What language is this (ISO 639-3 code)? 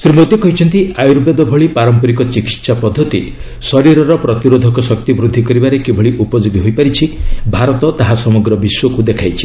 ori